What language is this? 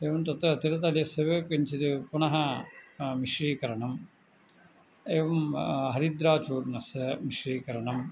Sanskrit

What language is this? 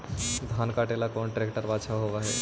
Magahi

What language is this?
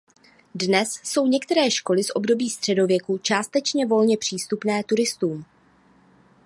Czech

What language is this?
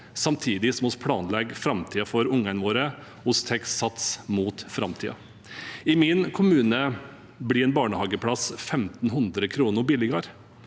Norwegian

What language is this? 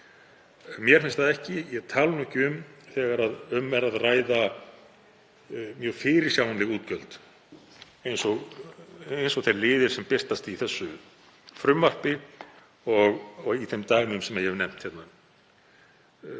Icelandic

